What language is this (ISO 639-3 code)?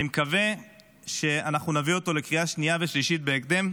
heb